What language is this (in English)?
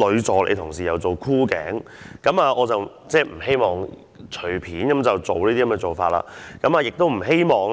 Cantonese